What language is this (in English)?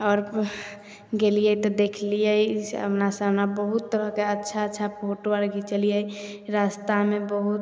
Maithili